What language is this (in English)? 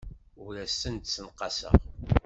Kabyle